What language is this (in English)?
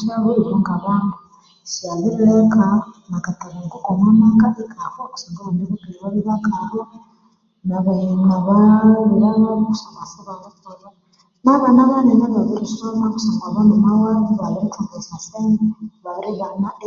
Konzo